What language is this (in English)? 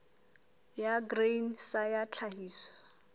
Southern Sotho